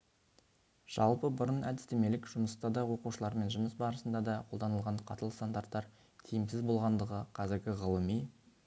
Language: Kazakh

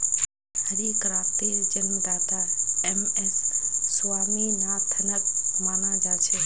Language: Magahi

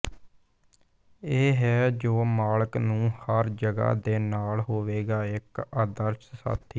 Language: Punjabi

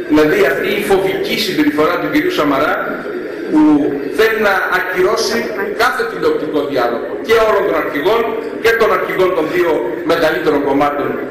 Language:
Greek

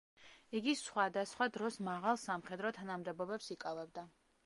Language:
Georgian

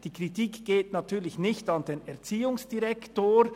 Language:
Swiss German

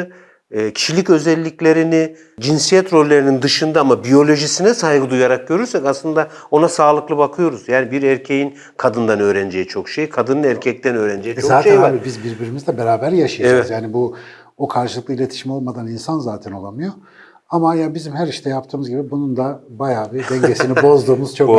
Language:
Turkish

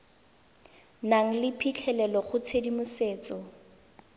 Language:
Tswana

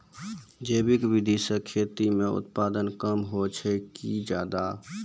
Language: Maithili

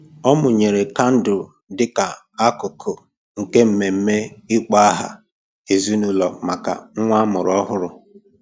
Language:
Igbo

